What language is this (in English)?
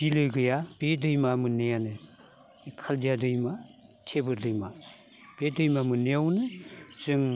Bodo